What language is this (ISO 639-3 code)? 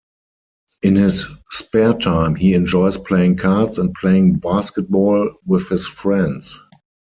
eng